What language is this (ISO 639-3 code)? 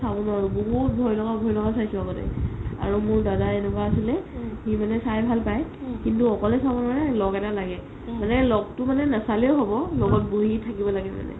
asm